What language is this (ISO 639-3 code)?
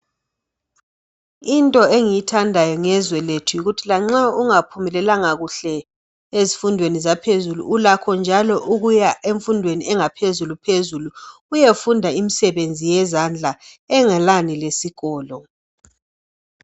nde